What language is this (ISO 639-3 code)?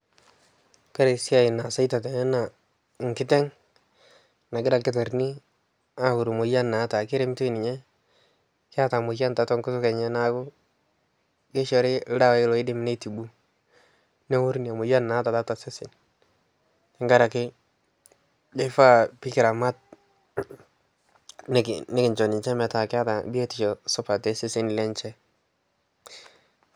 mas